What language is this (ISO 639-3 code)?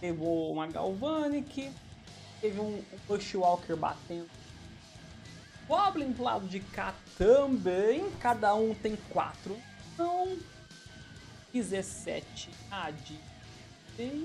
por